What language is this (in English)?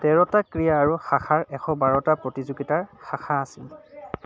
Assamese